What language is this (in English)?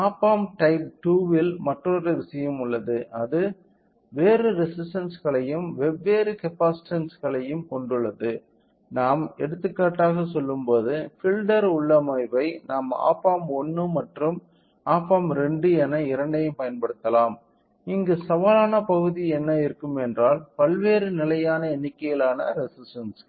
Tamil